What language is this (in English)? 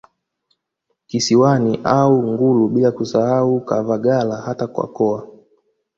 Swahili